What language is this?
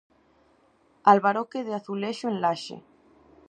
Galician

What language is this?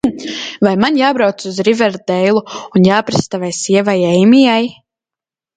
Latvian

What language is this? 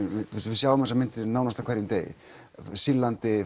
Icelandic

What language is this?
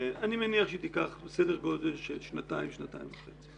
Hebrew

